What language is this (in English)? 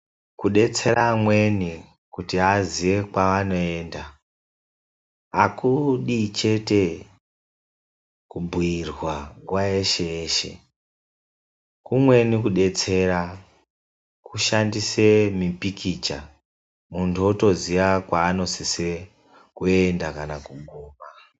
Ndau